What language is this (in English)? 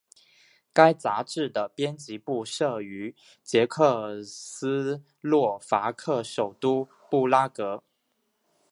Chinese